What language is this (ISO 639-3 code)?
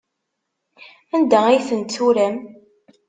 kab